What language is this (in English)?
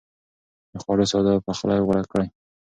Pashto